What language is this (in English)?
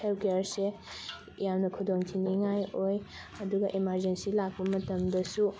Manipuri